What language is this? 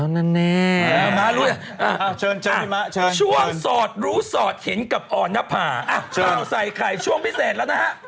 Thai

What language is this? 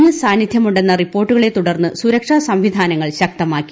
Malayalam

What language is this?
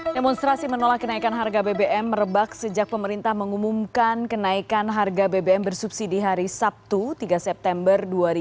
Indonesian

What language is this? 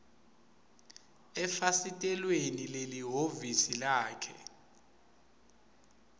Swati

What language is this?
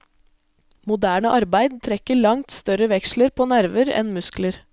Norwegian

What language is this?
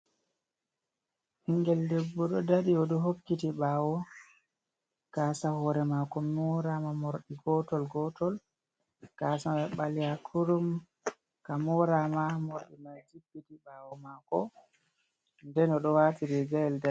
Fula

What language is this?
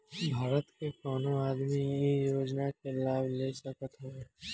Bhojpuri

